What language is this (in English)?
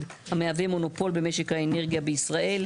Hebrew